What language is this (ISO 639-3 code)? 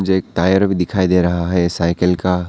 hin